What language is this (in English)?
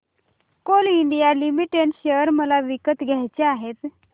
Marathi